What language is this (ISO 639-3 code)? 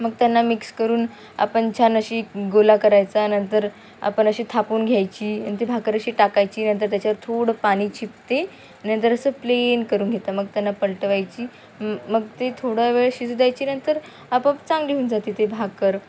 mar